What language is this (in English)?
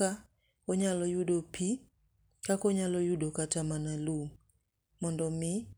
Luo (Kenya and Tanzania)